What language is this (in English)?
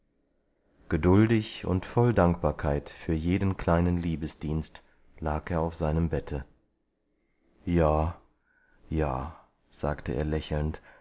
German